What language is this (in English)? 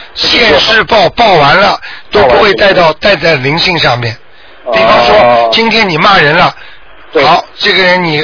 Chinese